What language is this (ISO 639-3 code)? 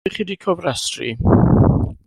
cym